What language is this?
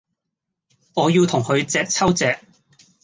Cantonese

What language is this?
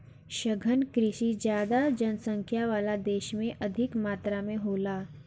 Bhojpuri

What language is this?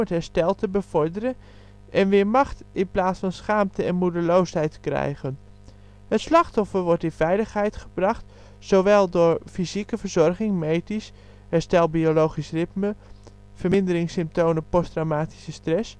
Dutch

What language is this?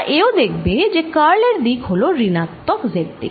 Bangla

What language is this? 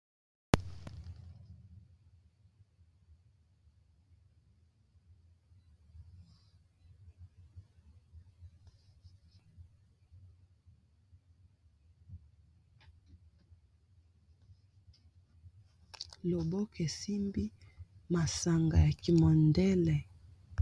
Lingala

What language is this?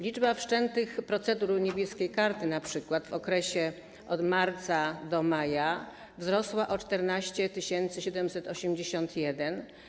Polish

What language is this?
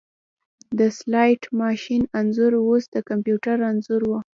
Pashto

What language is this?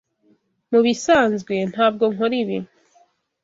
Kinyarwanda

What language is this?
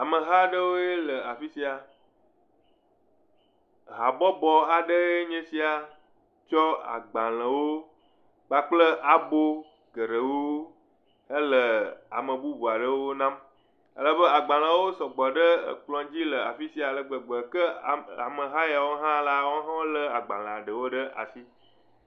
Ewe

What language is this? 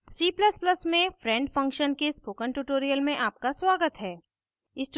Hindi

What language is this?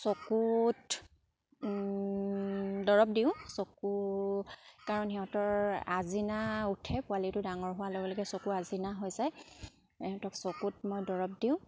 Assamese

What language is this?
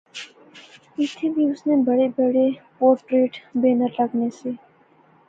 Pahari-Potwari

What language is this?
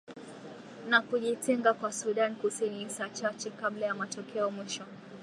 Swahili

